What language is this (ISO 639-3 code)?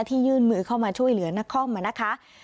tha